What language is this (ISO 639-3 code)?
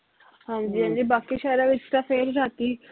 pan